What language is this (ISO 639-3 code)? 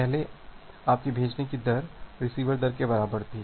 hin